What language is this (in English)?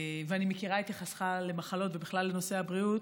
Hebrew